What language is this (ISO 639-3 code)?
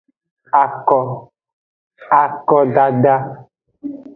ajg